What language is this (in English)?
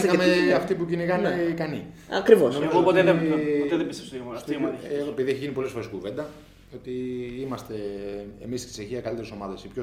Greek